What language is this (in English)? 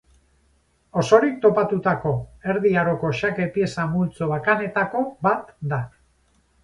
Basque